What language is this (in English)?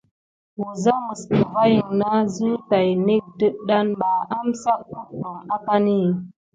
Gidar